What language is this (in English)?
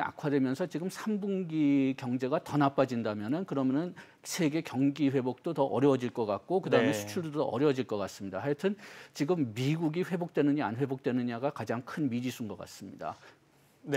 Korean